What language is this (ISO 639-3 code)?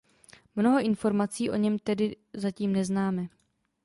ces